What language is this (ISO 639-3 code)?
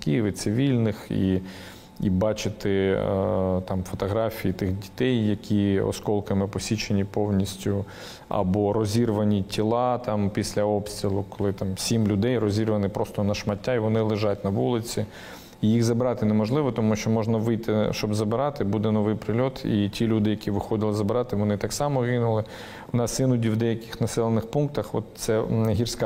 ukr